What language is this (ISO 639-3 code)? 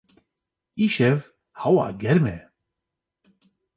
kur